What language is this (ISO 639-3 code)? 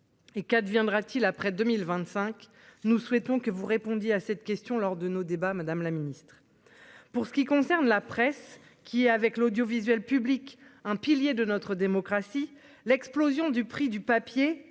fra